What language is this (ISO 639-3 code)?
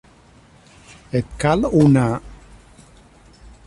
cat